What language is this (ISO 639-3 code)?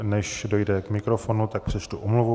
ces